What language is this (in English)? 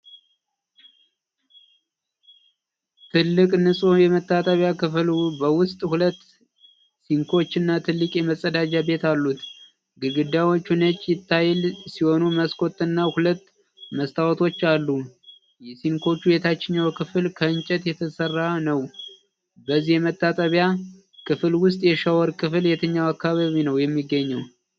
Amharic